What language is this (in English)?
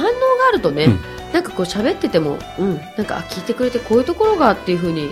Japanese